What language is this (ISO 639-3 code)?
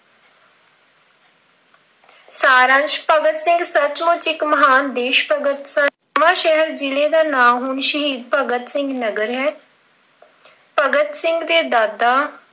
pan